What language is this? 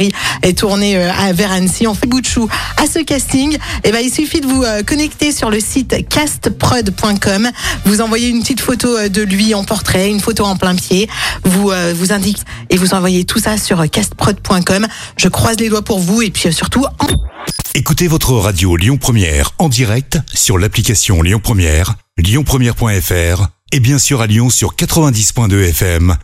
French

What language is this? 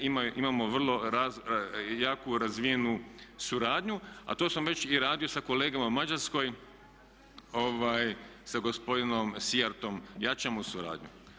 Croatian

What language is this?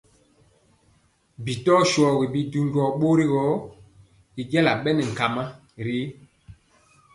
Mpiemo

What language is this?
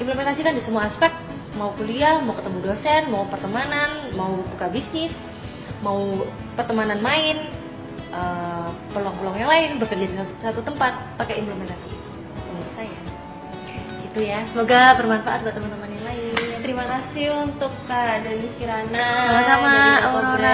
Indonesian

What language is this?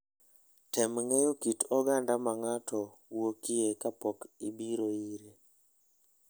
Luo (Kenya and Tanzania)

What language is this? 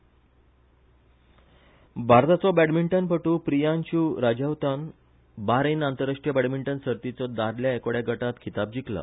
Konkani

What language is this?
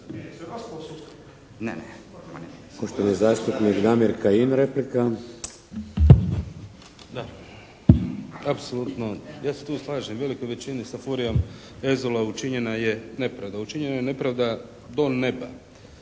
Croatian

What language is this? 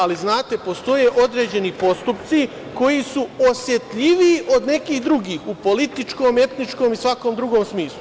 Serbian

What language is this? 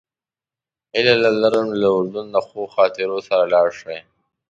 Pashto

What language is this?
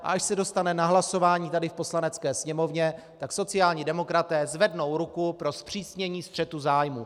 Czech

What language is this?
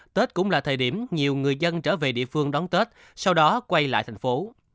Vietnamese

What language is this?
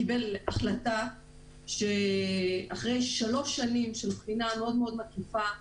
Hebrew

